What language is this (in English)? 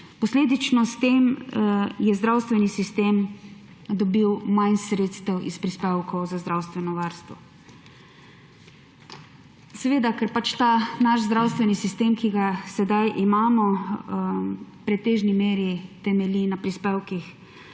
Slovenian